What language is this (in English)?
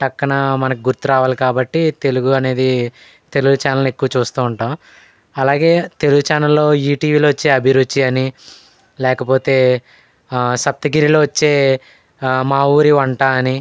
Telugu